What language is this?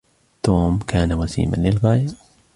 Arabic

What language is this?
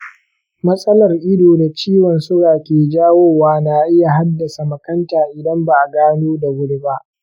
Hausa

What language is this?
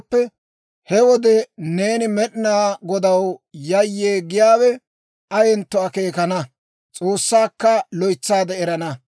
Dawro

